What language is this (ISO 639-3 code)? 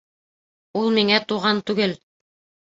bak